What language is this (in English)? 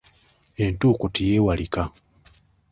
Ganda